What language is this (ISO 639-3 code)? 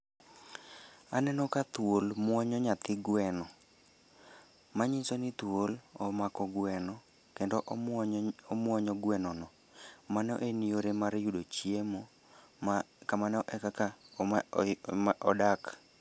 luo